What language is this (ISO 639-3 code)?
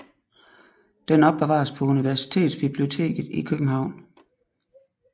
dan